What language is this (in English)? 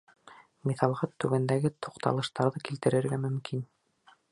Bashkir